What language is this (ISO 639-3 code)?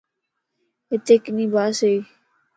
lss